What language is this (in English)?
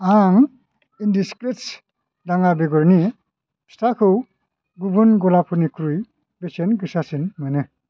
Bodo